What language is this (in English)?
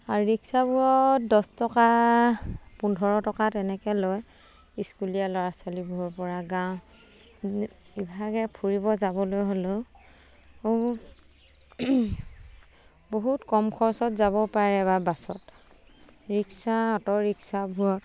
Assamese